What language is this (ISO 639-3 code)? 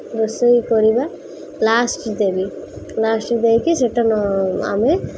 ori